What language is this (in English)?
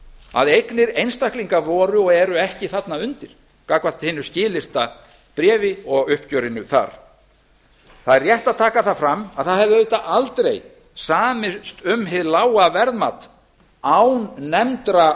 Icelandic